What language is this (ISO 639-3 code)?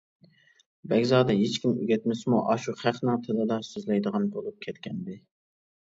uig